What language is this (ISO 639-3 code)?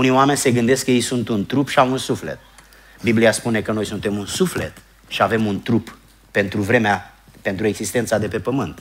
ron